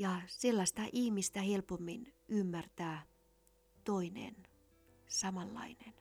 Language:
Finnish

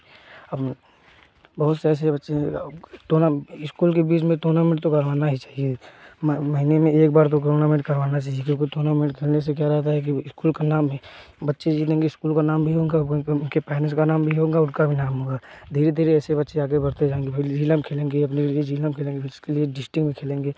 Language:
Hindi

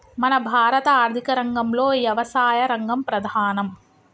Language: Telugu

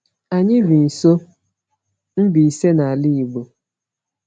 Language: Igbo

